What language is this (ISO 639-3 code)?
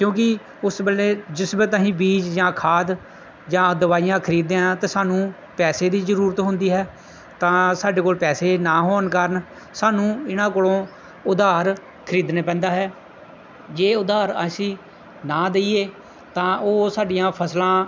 pan